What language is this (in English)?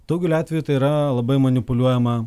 Lithuanian